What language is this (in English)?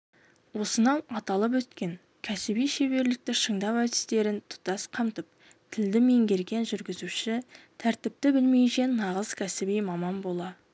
Kazakh